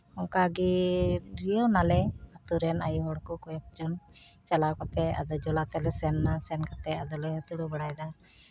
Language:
Santali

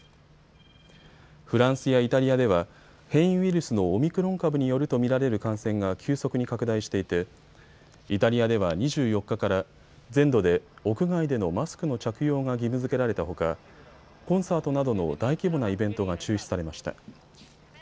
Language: Japanese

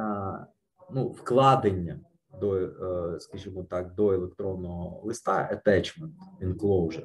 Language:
Ukrainian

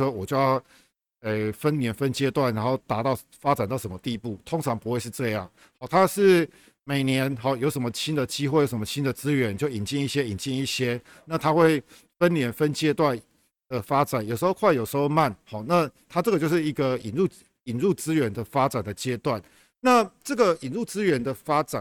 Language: Chinese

